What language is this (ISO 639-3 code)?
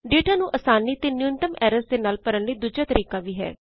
pan